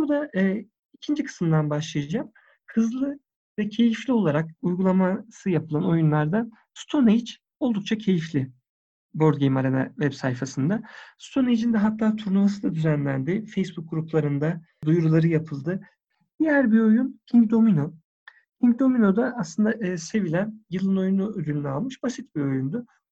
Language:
Turkish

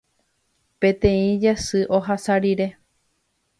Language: Guarani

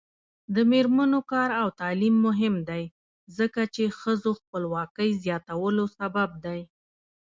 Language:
Pashto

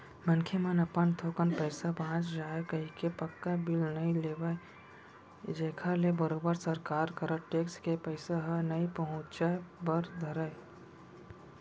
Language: Chhattisgarhi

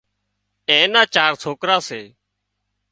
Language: Wadiyara Koli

